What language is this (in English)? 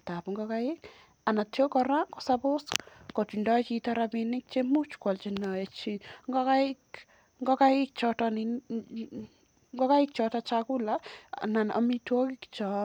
Kalenjin